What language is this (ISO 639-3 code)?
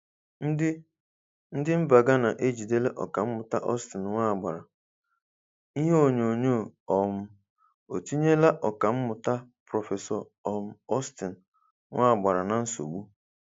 ibo